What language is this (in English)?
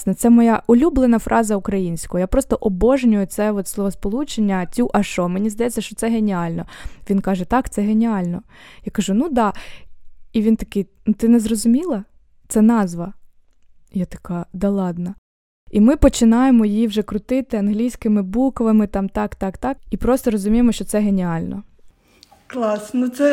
Ukrainian